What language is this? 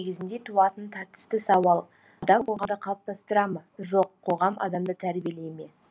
Kazakh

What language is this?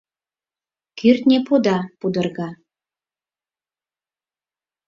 Mari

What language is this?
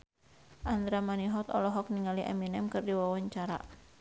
Sundanese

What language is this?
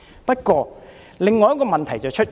Cantonese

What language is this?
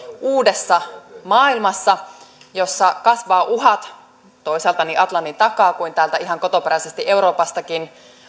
Finnish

